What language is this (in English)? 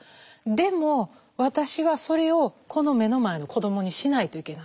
Japanese